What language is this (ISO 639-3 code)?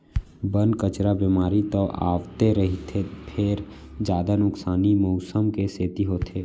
hne